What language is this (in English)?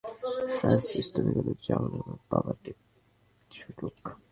Bangla